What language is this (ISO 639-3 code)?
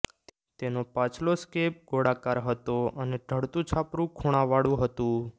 guj